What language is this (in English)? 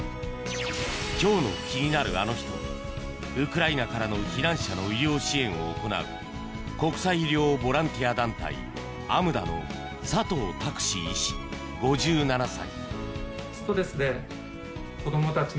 Japanese